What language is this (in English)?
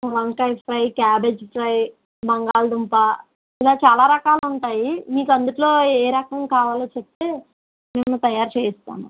Telugu